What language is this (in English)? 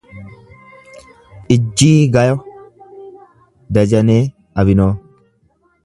Oromo